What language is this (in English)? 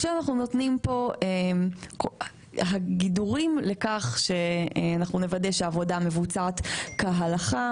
Hebrew